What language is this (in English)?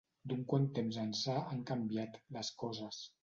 Catalan